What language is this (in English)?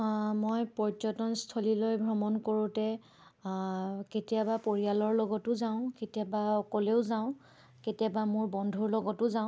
Assamese